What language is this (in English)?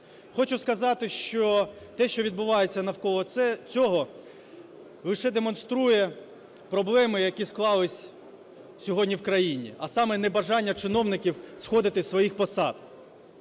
Ukrainian